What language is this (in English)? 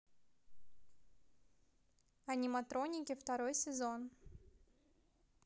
Russian